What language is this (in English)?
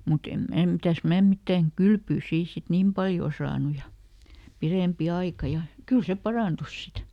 Finnish